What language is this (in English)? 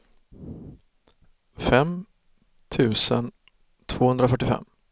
Swedish